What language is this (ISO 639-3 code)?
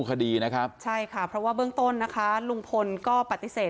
tha